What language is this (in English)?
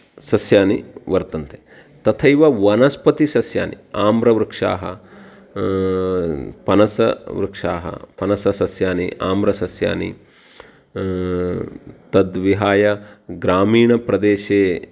Sanskrit